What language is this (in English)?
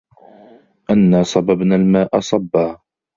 Arabic